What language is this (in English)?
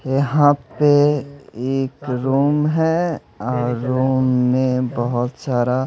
Hindi